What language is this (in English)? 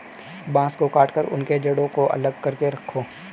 Hindi